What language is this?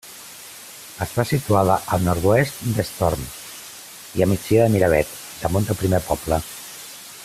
Catalan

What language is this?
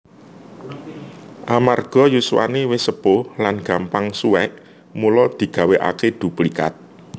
Javanese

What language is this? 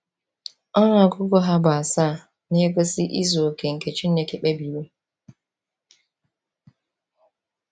Igbo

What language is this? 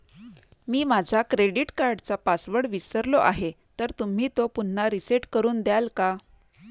Marathi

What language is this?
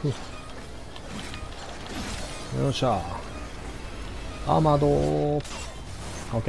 Japanese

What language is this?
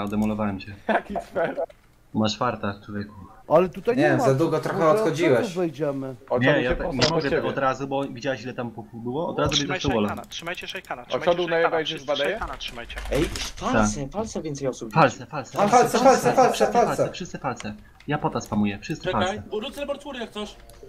Polish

